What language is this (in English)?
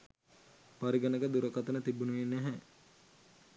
Sinhala